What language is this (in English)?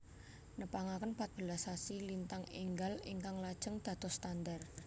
Javanese